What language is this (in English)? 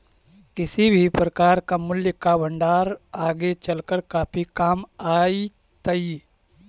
Magahi